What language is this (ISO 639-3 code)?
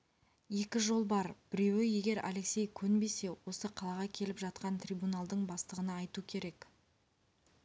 kaz